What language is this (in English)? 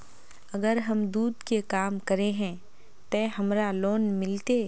Magahi